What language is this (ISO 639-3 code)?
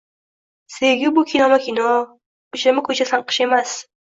uzb